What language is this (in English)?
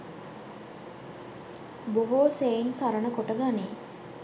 Sinhala